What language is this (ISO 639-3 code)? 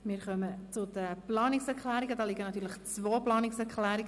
gsw